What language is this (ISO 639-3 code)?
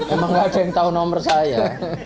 ind